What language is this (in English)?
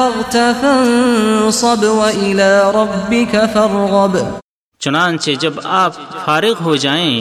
Urdu